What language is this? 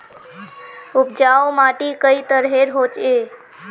Magahi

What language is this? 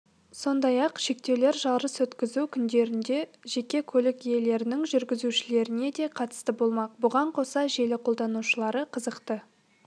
Kazakh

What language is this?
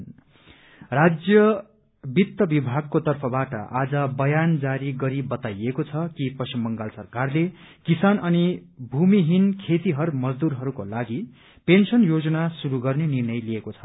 Nepali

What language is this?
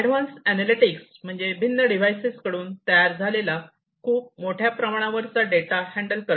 Marathi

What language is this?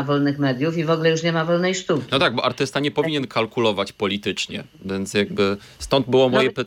Polish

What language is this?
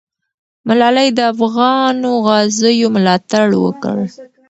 Pashto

